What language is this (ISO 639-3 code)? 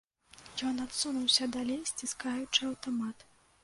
bel